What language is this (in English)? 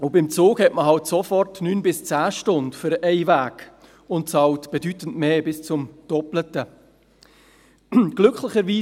Swiss German